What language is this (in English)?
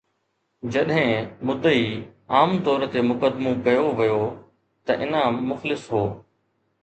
Sindhi